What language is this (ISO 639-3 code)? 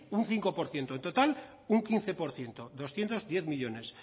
spa